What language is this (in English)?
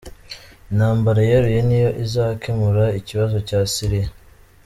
Kinyarwanda